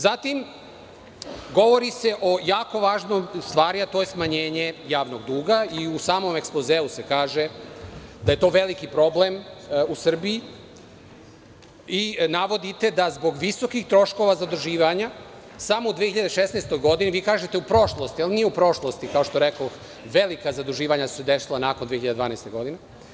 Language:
Serbian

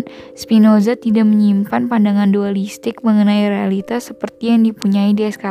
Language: Indonesian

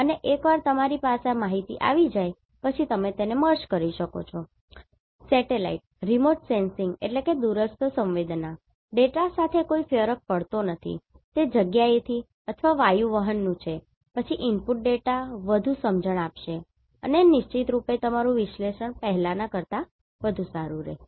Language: Gujarati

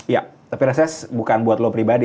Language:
Indonesian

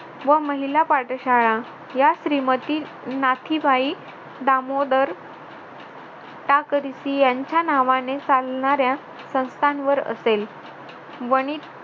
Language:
Marathi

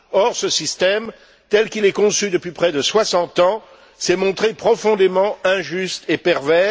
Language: French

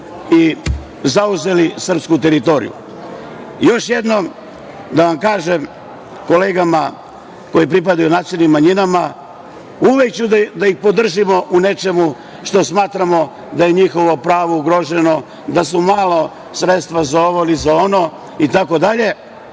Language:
Serbian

